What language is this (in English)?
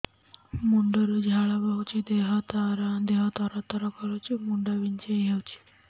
Odia